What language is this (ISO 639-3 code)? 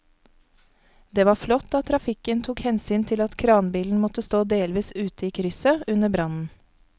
nor